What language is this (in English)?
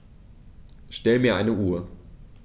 German